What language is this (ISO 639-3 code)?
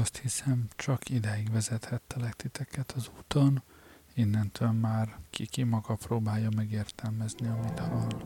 hun